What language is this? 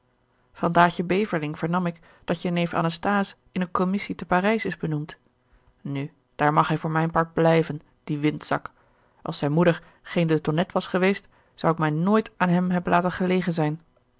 Dutch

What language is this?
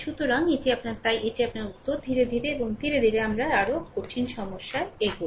Bangla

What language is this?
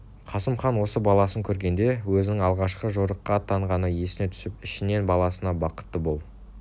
Kazakh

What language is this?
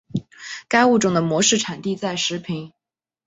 Chinese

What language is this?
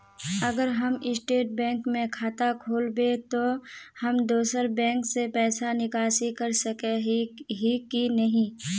Magahi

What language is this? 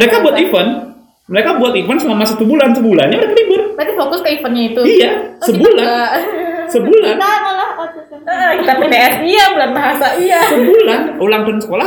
Indonesian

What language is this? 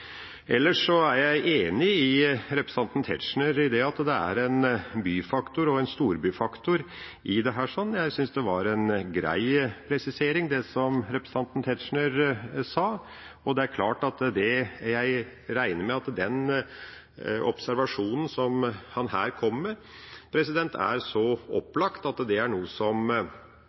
Norwegian Bokmål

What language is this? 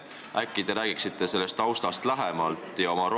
Estonian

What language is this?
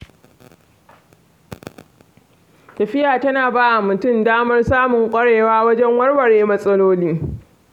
Hausa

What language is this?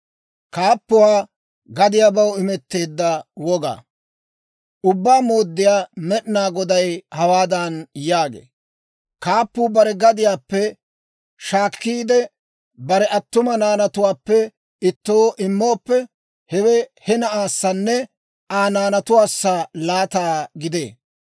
Dawro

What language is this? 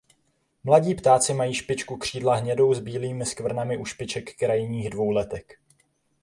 Czech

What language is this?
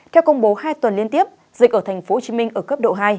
Vietnamese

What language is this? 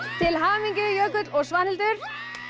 Icelandic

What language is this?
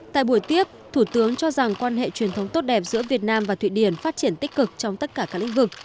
Vietnamese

